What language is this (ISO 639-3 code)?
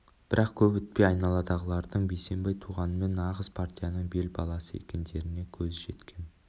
kaz